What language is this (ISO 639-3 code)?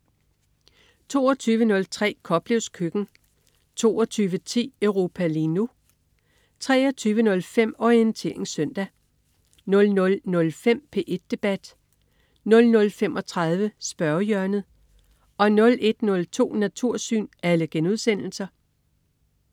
dan